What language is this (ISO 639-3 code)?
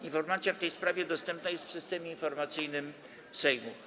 pol